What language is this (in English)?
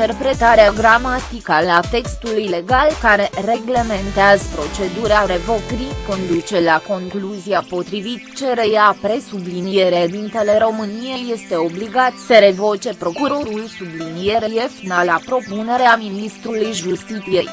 Romanian